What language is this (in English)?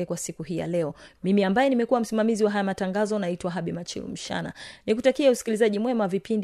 Swahili